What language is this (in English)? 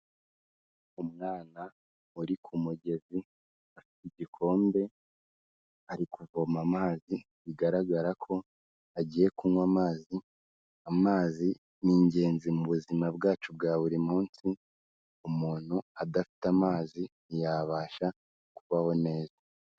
Kinyarwanda